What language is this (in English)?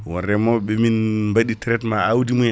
Fula